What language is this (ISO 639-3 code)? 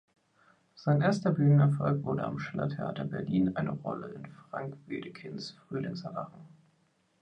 deu